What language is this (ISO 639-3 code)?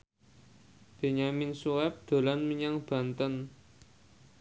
jav